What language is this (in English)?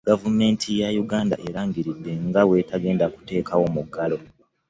Ganda